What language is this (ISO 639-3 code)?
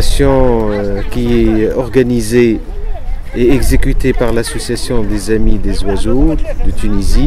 fra